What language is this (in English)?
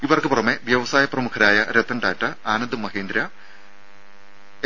Malayalam